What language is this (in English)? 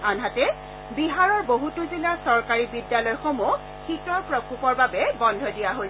Assamese